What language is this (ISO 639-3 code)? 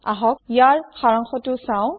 asm